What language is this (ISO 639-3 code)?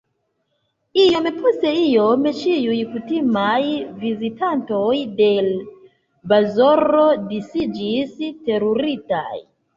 epo